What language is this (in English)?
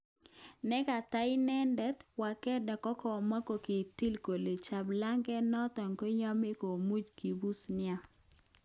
Kalenjin